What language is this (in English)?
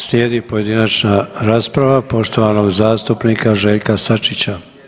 Croatian